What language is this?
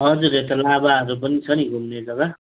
Nepali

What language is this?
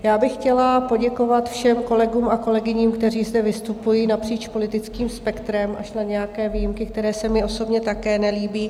Czech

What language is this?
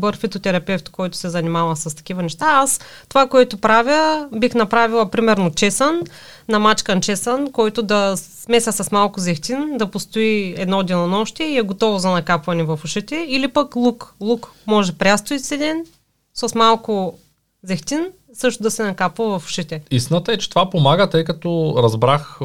Bulgarian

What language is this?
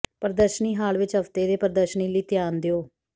Punjabi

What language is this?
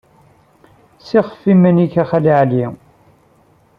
Kabyle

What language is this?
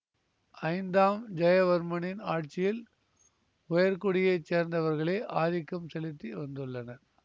Tamil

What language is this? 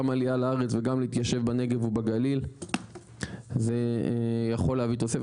Hebrew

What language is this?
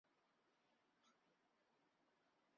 Chinese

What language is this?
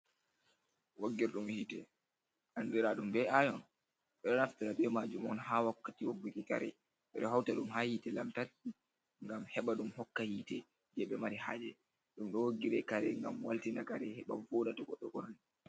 Fula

